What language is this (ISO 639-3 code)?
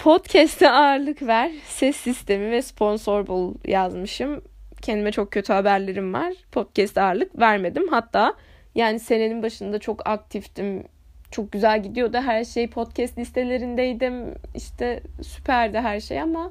tur